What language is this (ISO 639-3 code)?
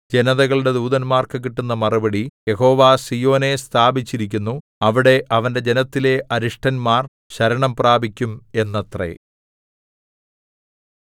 mal